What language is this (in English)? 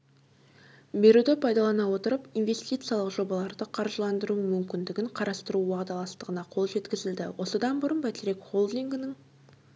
Kazakh